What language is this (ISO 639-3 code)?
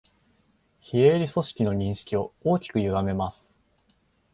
jpn